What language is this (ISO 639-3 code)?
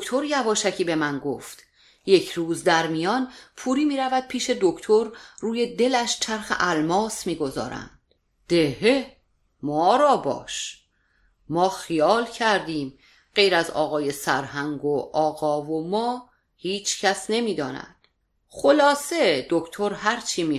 fas